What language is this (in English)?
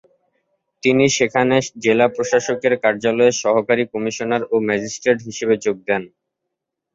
Bangla